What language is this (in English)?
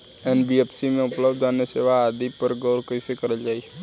Bhojpuri